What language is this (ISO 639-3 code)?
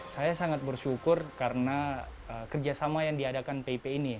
ind